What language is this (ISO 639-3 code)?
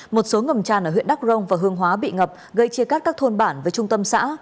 vie